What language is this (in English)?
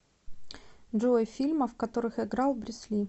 Russian